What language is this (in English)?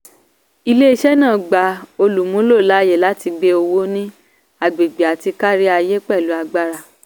Yoruba